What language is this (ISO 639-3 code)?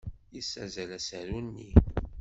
kab